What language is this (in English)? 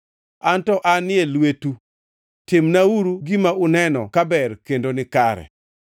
Luo (Kenya and Tanzania)